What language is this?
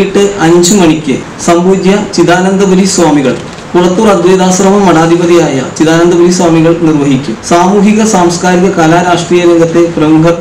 Malayalam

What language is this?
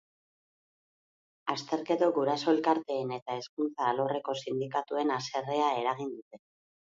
Basque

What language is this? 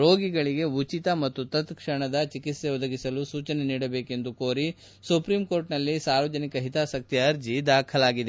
Kannada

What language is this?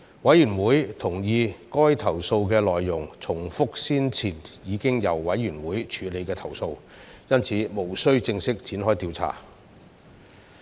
Cantonese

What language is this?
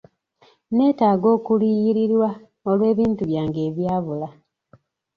Ganda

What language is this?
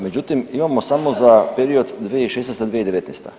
Croatian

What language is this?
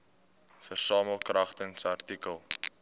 Afrikaans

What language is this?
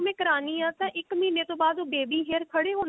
Punjabi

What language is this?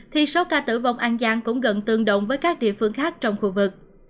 Vietnamese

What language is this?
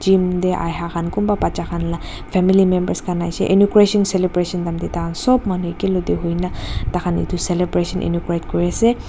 Naga Pidgin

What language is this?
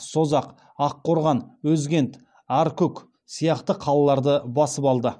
Kazakh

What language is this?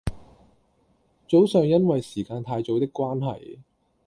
Cantonese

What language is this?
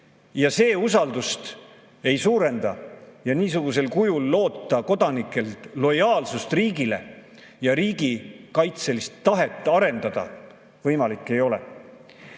Estonian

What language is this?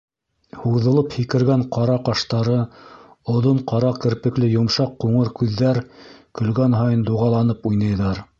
Bashkir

